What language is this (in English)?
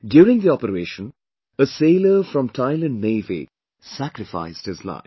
English